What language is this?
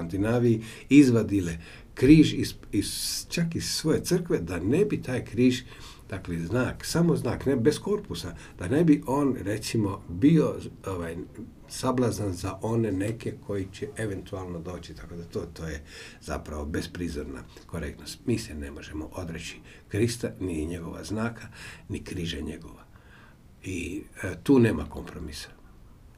Croatian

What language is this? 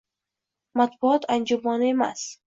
Uzbek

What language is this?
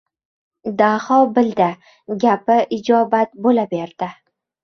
Uzbek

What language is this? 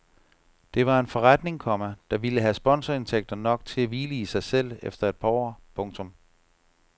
Danish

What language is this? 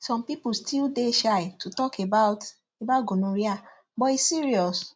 Nigerian Pidgin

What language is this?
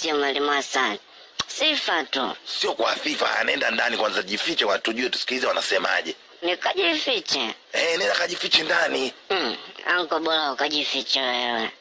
Portuguese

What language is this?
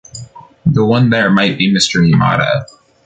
English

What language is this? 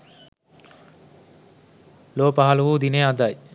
Sinhala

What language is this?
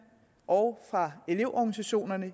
Danish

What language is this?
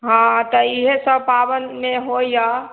Maithili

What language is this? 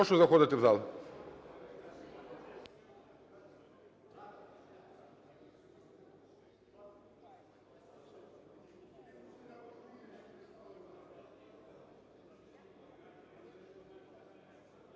Ukrainian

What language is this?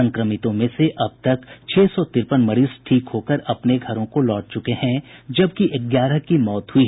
Hindi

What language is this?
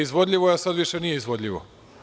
Serbian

